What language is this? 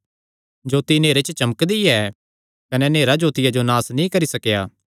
Kangri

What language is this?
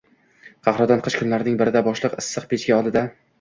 Uzbek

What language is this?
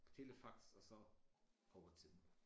Danish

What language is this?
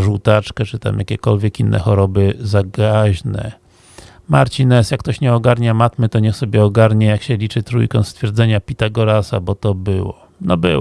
Polish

